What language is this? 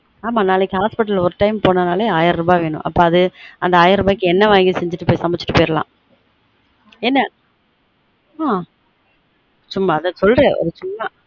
Tamil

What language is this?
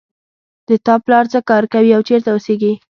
Pashto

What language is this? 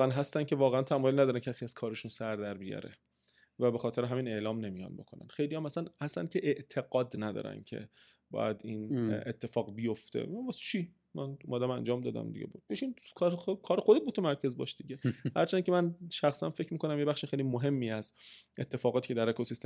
Persian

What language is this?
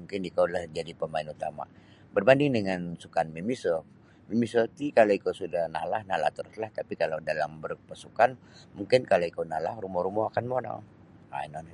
Sabah Bisaya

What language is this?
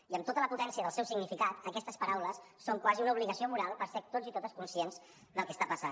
Catalan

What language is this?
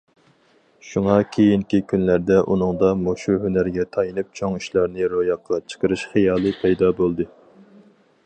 Uyghur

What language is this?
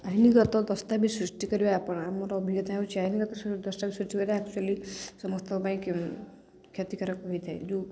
Odia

